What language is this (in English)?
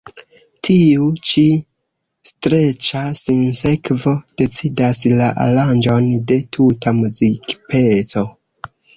Esperanto